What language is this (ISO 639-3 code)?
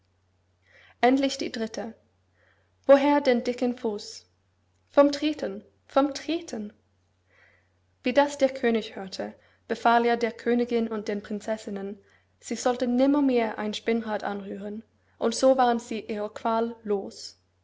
deu